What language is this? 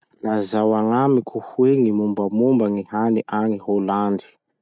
Masikoro Malagasy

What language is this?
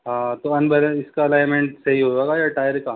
Urdu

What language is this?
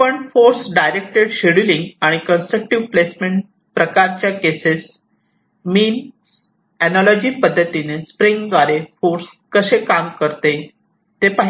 Marathi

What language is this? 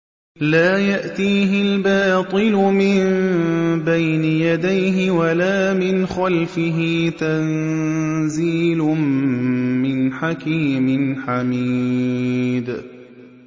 Arabic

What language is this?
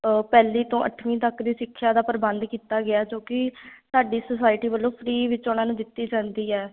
Punjabi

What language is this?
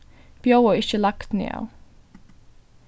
Faroese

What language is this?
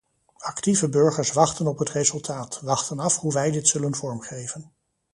Dutch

